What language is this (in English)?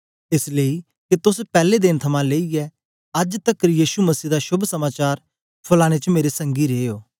Dogri